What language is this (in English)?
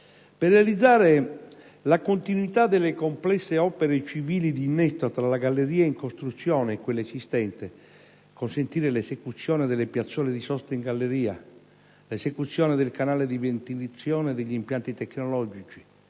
Italian